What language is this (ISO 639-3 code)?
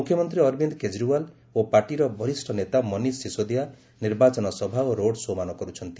ori